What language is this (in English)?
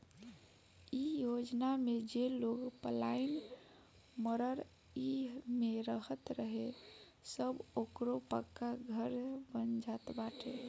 Bhojpuri